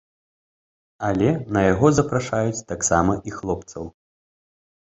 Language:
Belarusian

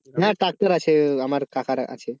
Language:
Bangla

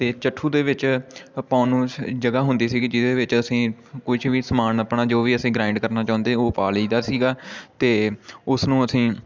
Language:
Punjabi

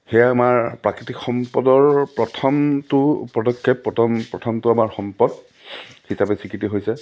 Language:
Assamese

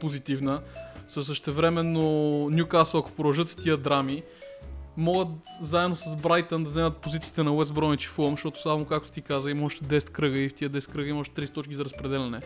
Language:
Bulgarian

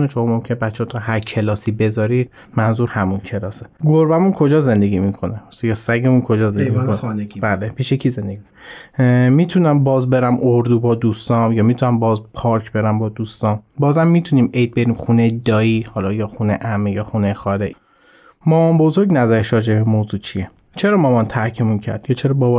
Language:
Persian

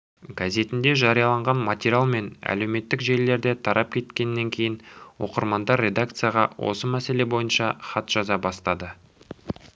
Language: Kazakh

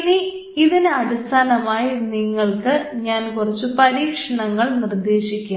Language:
Malayalam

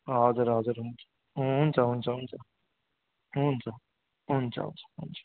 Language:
Nepali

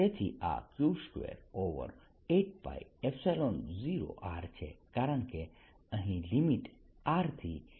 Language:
Gujarati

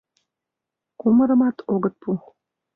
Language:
Mari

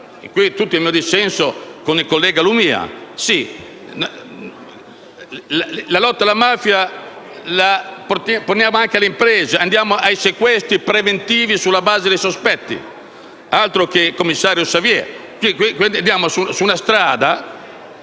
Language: Italian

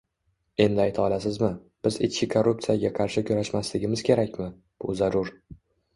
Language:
Uzbek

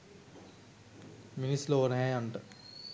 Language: Sinhala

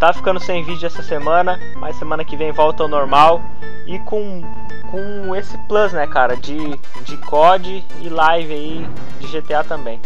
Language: Portuguese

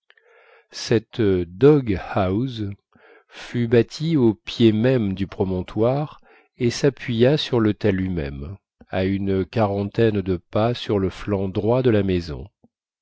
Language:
French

